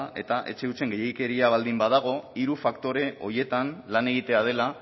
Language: Basque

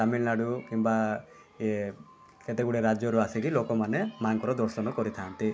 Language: Odia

